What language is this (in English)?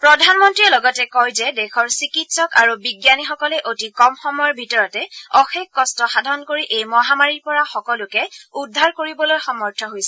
Assamese